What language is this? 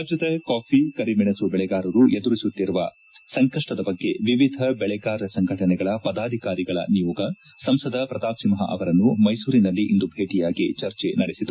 Kannada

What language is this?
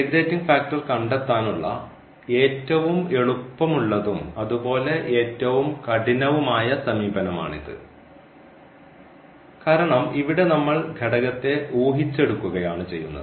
Malayalam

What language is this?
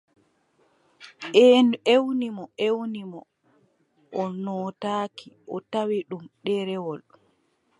Adamawa Fulfulde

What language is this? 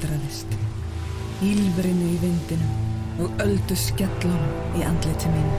German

